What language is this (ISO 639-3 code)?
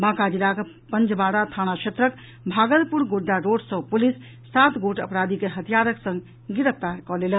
mai